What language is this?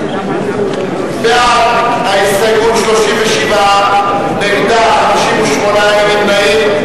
Hebrew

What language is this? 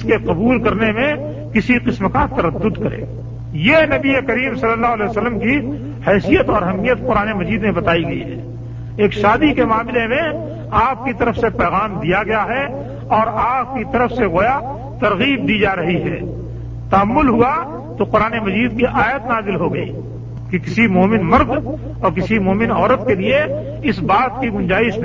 Urdu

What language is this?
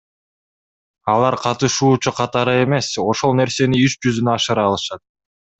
Kyrgyz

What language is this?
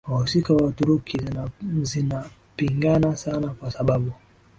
Swahili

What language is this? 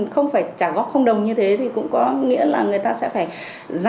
Vietnamese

